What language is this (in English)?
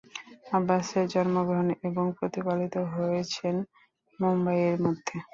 Bangla